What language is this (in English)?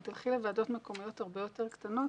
Hebrew